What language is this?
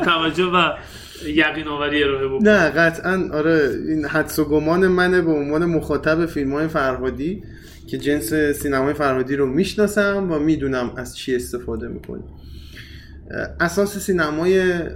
Persian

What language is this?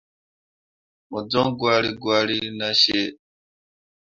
Mundang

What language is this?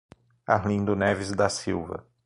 Portuguese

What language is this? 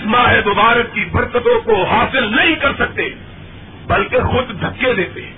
Urdu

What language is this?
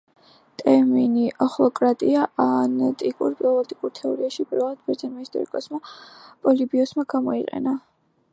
Georgian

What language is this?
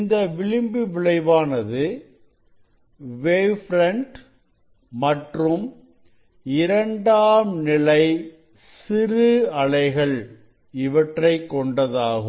Tamil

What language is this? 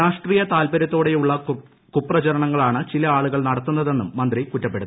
Malayalam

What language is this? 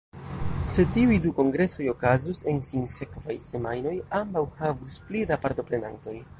Esperanto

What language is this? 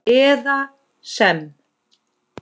Icelandic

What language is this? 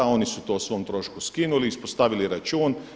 Croatian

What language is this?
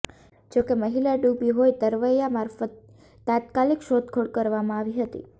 Gujarati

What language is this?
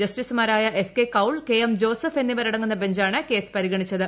Malayalam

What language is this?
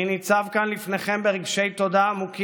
Hebrew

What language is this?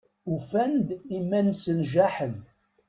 Kabyle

